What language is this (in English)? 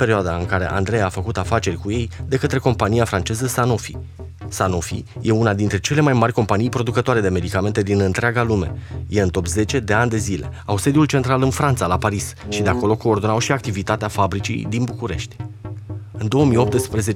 Romanian